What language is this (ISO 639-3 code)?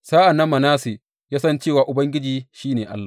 hau